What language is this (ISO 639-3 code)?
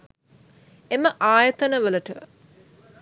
sin